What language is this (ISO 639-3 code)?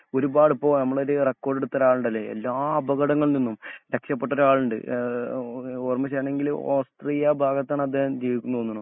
mal